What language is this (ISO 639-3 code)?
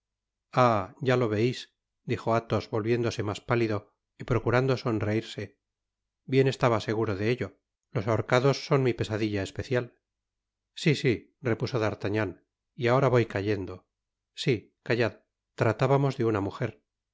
spa